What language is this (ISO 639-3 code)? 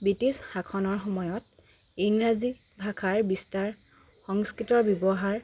asm